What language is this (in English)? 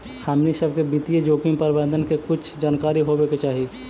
Magahi